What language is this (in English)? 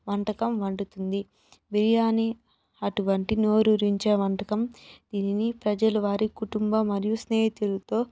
Telugu